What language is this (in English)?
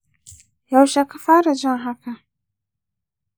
Hausa